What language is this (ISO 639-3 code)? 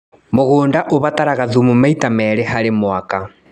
kik